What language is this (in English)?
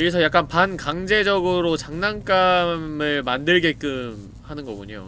Korean